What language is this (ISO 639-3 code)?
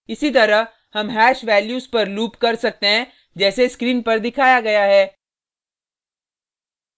hin